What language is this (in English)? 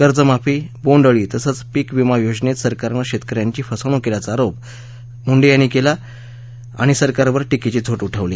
Marathi